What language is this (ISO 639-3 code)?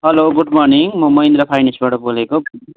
nep